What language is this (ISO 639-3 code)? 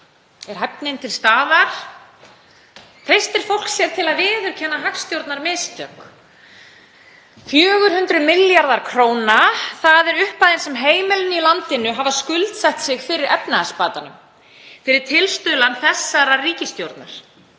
isl